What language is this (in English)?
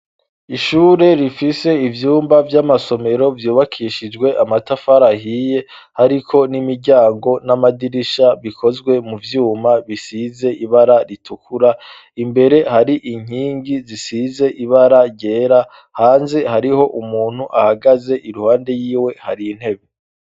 Rundi